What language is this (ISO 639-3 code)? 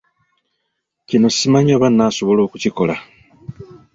lug